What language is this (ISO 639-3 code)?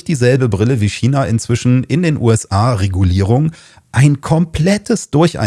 deu